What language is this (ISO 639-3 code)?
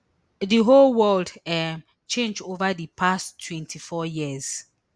pcm